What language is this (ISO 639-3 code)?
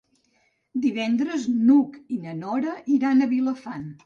cat